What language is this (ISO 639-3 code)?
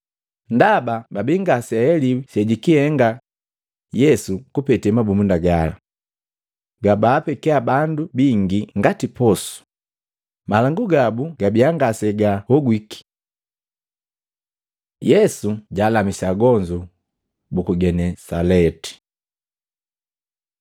mgv